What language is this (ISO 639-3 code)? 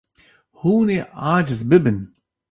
kur